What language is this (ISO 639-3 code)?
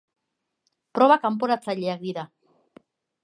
eus